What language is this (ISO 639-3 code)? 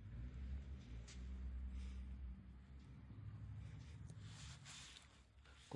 jpn